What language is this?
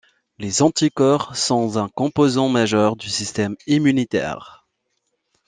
French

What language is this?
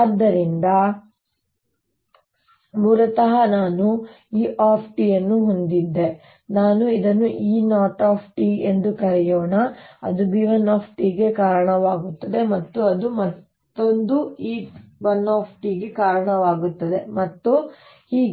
Kannada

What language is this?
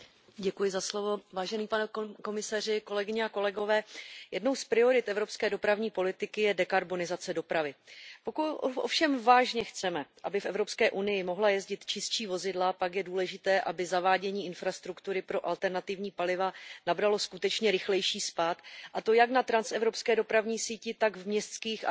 Czech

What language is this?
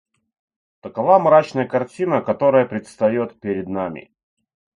Russian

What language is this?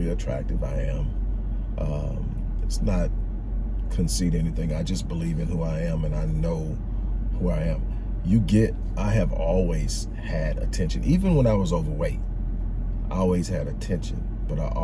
English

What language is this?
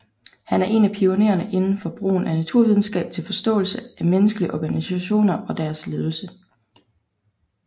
Danish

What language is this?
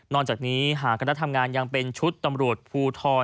Thai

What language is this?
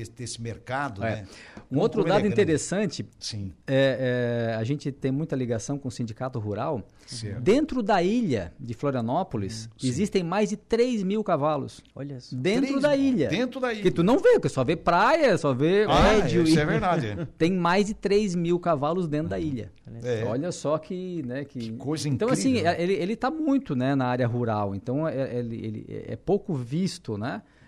Portuguese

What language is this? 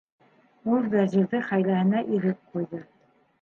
Bashkir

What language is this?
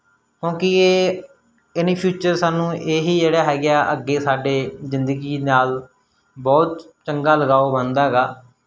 Punjabi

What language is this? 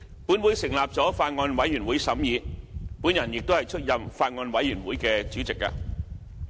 Cantonese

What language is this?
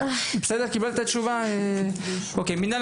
Hebrew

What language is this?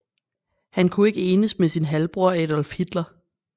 Danish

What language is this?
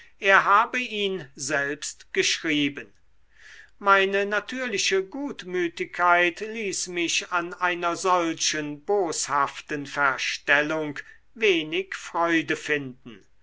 German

